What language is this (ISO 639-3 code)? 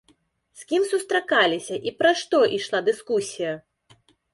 bel